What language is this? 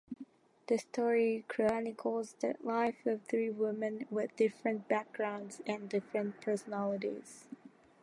English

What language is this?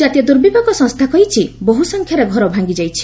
Odia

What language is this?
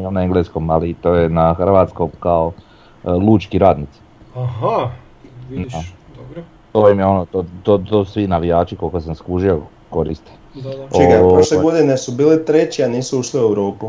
Croatian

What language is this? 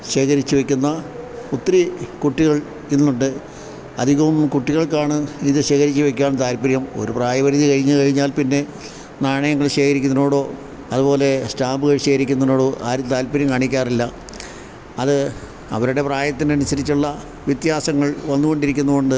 Malayalam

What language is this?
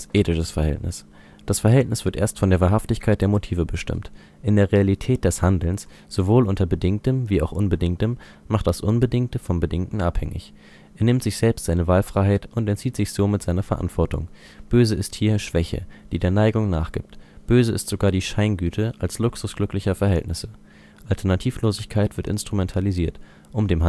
German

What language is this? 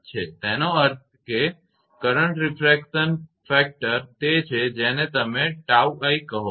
Gujarati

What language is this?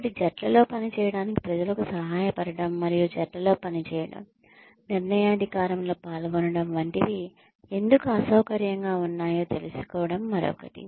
Telugu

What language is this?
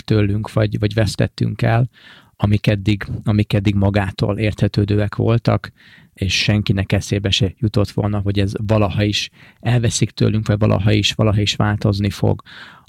Hungarian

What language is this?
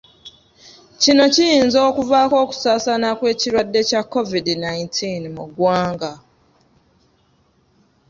Ganda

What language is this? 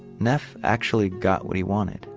English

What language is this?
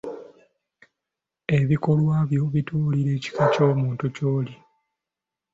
Ganda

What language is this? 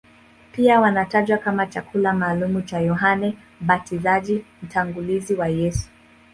Swahili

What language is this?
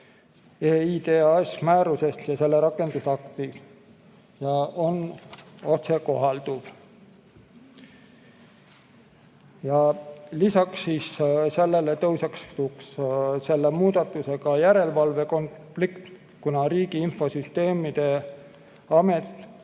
Estonian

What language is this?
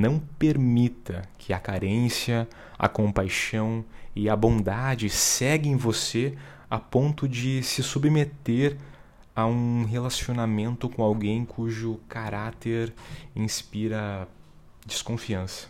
Portuguese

